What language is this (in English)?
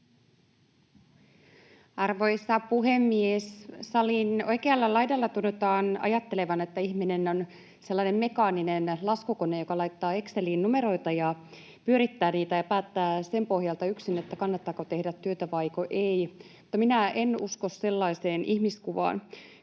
Finnish